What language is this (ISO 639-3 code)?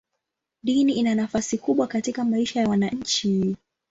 swa